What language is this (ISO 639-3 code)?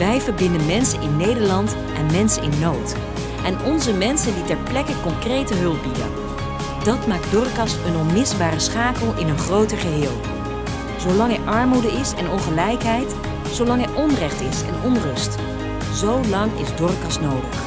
nld